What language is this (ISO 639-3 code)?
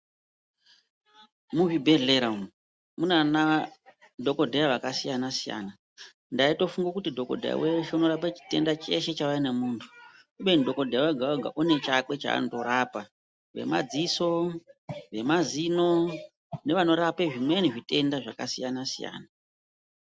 ndc